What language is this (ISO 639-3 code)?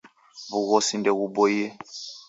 dav